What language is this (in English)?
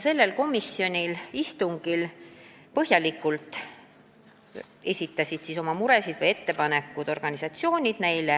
Estonian